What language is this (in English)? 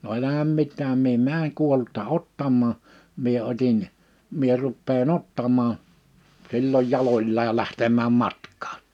Finnish